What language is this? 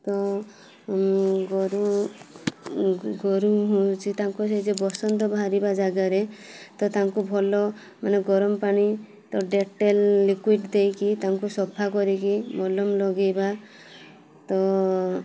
Odia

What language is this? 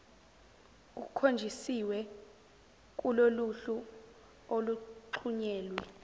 Zulu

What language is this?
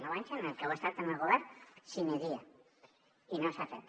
Catalan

